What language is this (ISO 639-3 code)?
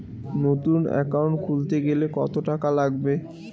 ben